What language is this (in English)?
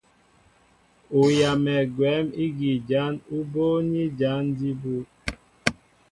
Mbo (Cameroon)